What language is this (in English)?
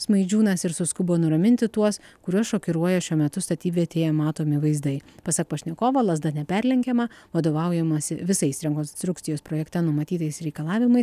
Lithuanian